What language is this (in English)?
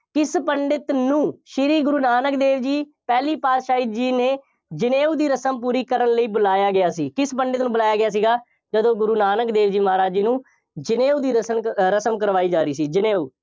Punjabi